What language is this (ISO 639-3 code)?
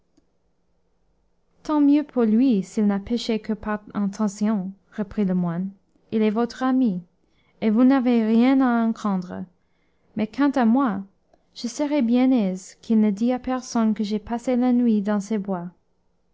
fra